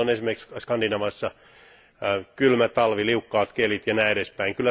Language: Finnish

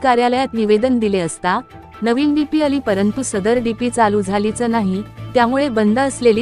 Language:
Hindi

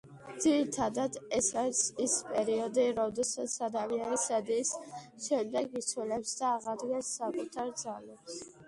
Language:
Georgian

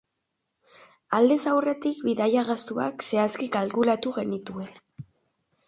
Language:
Basque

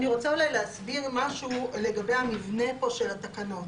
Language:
Hebrew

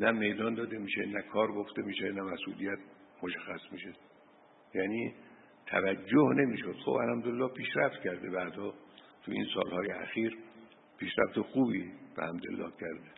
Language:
Persian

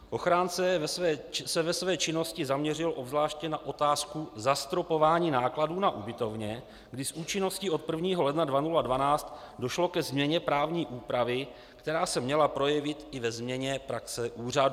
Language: Czech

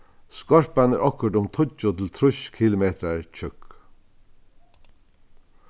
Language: Faroese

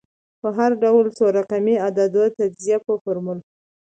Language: Pashto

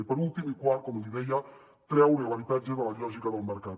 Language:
Catalan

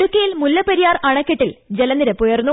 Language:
Malayalam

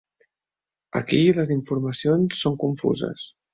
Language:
Catalan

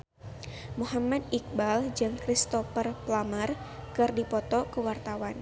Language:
Sundanese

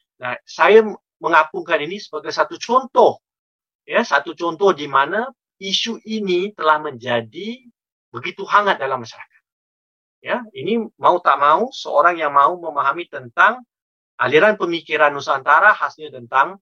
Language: Malay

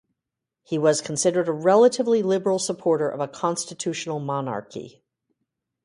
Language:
English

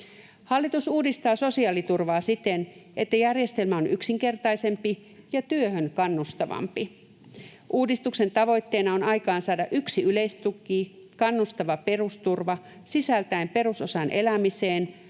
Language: Finnish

